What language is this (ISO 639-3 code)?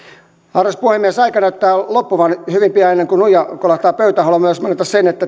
fin